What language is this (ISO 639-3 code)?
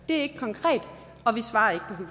dan